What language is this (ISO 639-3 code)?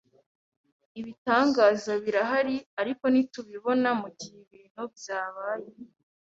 kin